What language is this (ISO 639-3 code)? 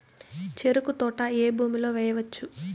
tel